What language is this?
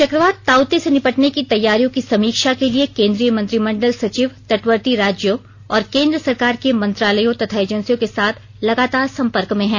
Hindi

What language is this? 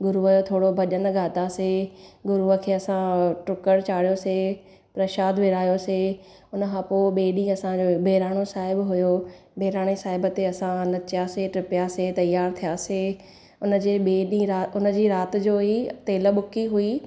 Sindhi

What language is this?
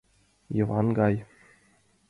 Mari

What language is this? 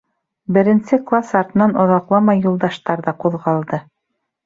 Bashkir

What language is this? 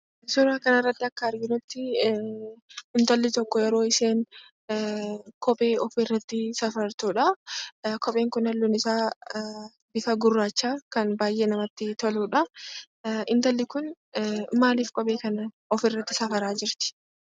Oromo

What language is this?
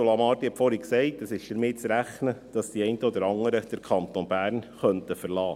Swiss German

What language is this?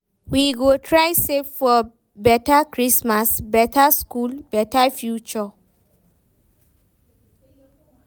Nigerian Pidgin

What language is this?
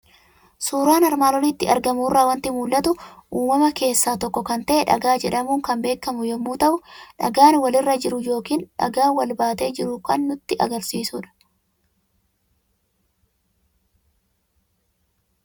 Oromo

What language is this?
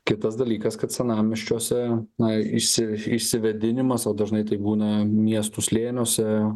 Lithuanian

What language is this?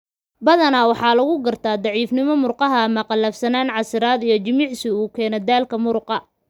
Somali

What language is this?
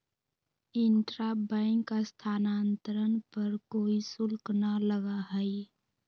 Magahi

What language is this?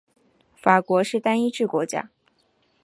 Chinese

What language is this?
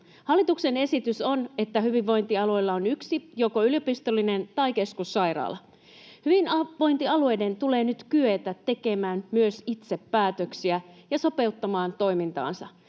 Finnish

